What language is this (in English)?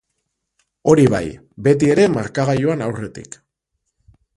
Basque